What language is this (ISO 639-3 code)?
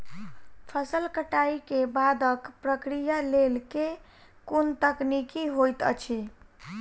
mai